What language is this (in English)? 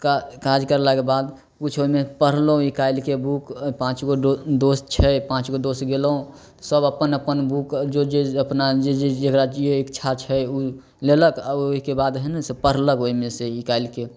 Maithili